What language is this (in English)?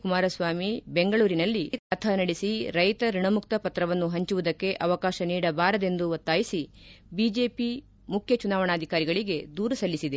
Kannada